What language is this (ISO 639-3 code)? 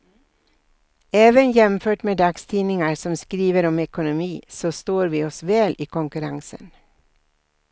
swe